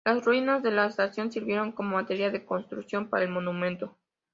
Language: Spanish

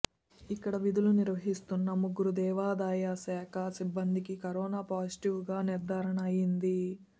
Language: Telugu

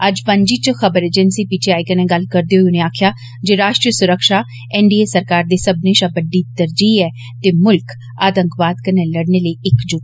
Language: Dogri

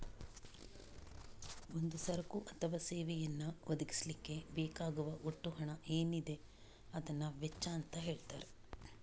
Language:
Kannada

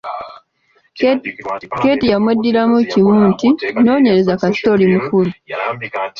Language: Ganda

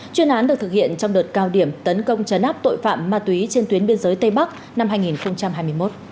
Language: Vietnamese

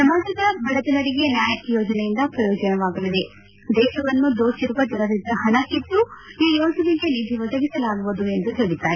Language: Kannada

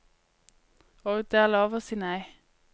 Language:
Norwegian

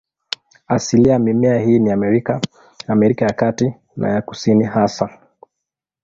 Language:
Swahili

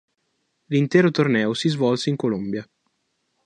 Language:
Italian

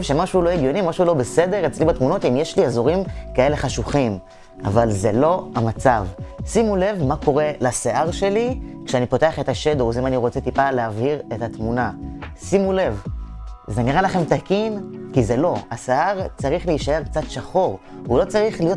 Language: Hebrew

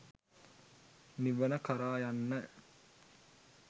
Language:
Sinhala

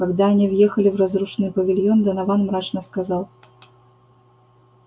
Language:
Russian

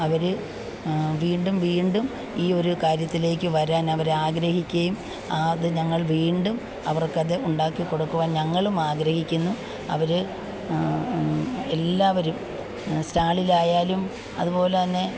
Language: Malayalam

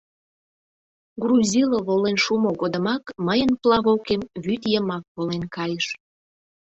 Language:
Mari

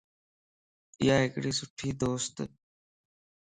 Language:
Lasi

